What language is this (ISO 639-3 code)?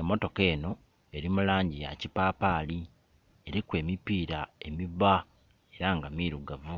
xog